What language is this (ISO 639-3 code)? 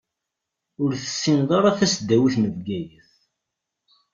kab